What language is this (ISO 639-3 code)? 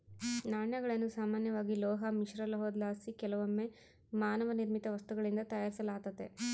kan